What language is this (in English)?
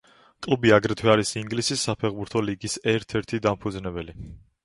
Georgian